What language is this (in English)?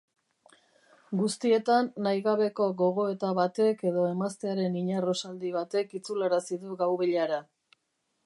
Basque